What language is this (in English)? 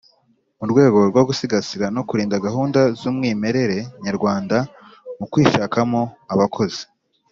Kinyarwanda